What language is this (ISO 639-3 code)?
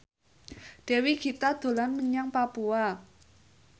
jav